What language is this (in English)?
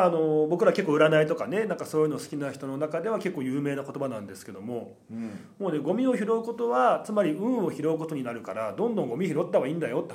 Japanese